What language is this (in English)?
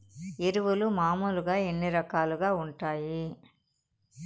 Telugu